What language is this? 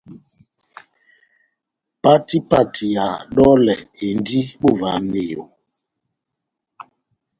Batanga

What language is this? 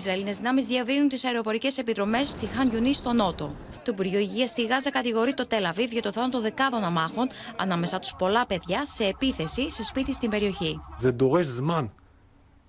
Greek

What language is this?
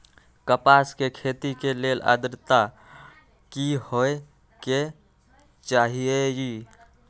Magahi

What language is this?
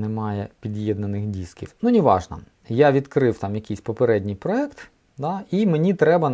Ukrainian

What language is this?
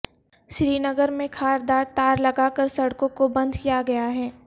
Urdu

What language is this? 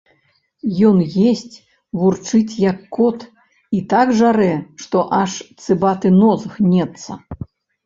Belarusian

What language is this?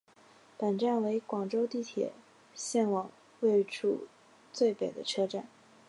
Chinese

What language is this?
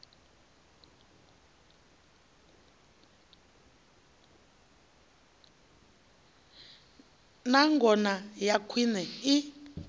Venda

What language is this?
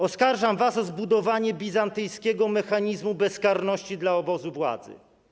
Polish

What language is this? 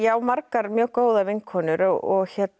Icelandic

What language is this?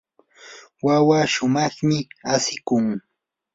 Yanahuanca Pasco Quechua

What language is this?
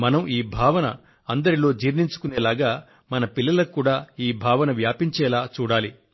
Telugu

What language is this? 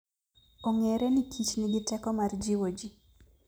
Luo (Kenya and Tanzania)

